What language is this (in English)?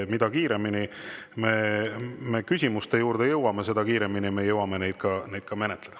Estonian